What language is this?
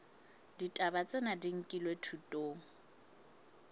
Southern Sotho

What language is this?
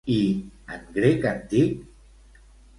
Catalan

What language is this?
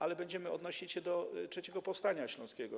Polish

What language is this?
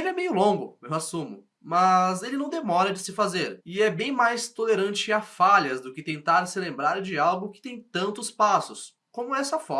Portuguese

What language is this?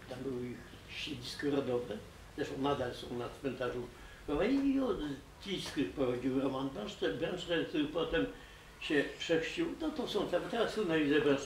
Polish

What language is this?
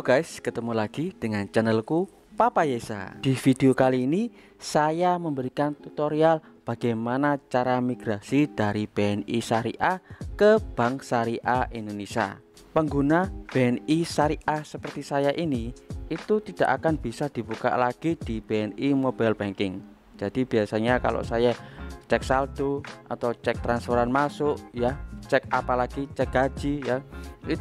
Indonesian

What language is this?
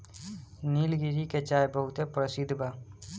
Bhojpuri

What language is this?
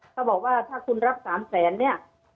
Thai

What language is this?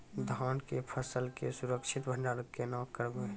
Maithili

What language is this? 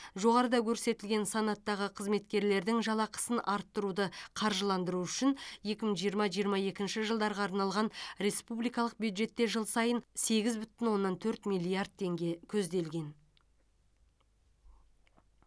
Kazakh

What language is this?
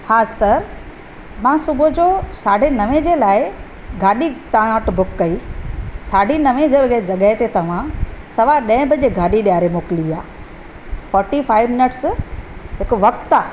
Sindhi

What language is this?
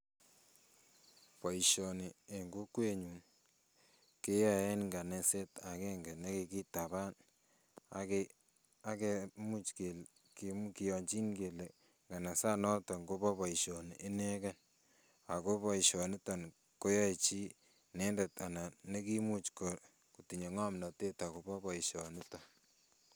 Kalenjin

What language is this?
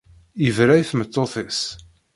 Kabyle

